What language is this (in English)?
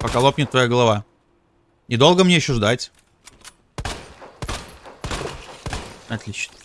Russian